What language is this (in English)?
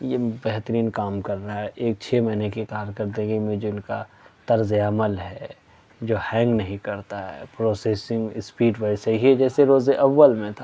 Urdu